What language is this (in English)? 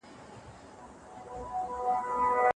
Pashto